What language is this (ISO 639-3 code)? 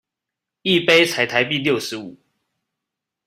zho